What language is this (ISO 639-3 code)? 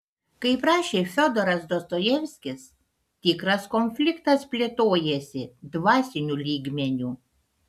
lit